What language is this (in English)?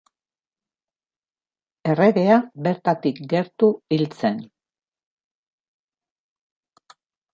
Basque